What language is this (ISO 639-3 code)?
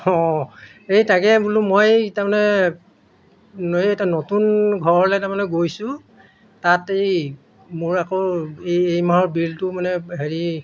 asm